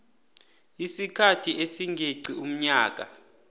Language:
South Ndebele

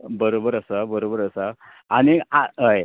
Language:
Konkani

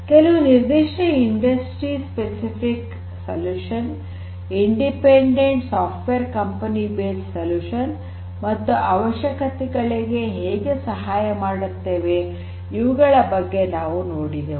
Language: Kannada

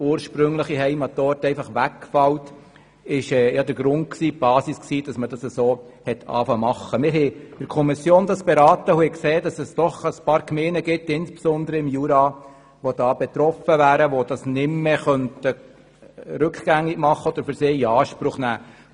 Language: Swiss German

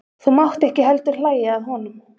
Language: Icelandic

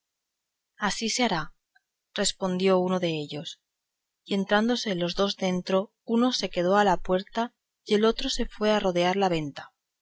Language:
Spanish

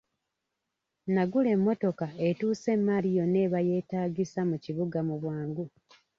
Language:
Ganda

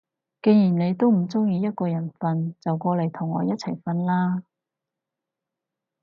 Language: Cantonese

